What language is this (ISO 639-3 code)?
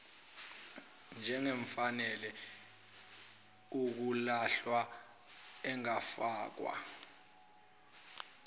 zul